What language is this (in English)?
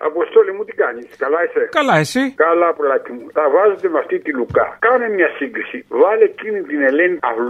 Greek